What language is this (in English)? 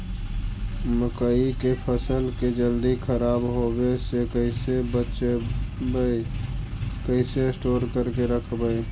Magahi